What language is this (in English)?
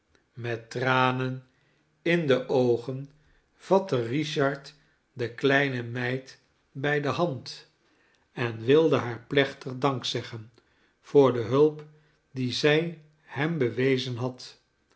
Dutch